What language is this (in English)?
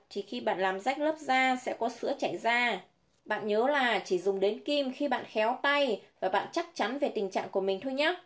Vietnamese